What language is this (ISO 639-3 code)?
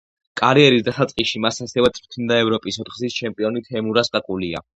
kat